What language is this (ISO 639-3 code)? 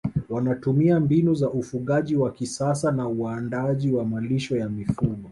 swa